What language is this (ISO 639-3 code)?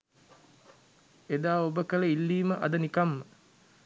sin